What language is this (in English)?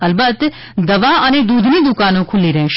Gujarati